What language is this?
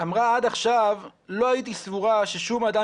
Hebrew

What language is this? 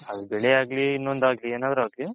Kannada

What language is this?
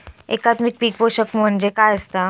Marathi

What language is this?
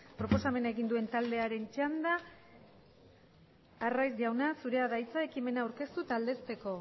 Basque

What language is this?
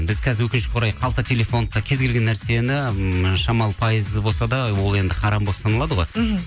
Kazakh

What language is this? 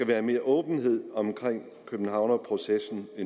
Danish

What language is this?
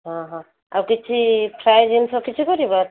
Odia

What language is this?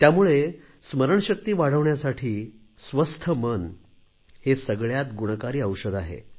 Marathi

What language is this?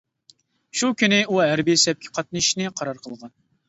Uyghur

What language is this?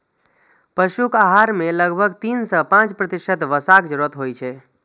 Maithili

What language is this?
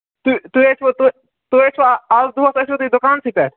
Kashmiri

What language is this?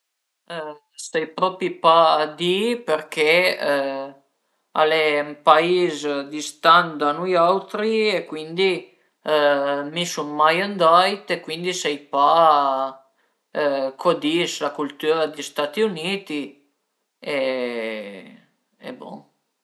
Piedmontese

